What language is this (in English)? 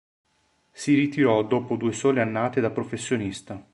Italian